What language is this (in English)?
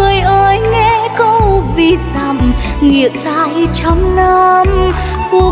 Vietnamese